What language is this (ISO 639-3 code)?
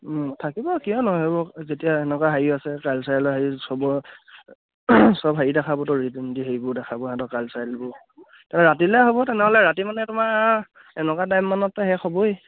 asm